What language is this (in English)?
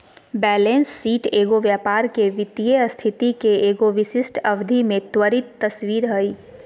Magahi